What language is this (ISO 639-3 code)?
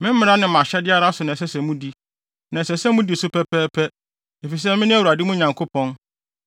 aka